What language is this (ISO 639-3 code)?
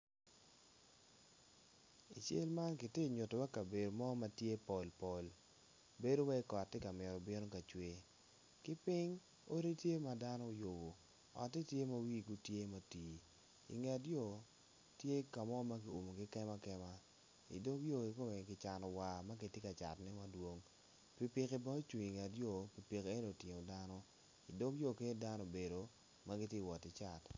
ach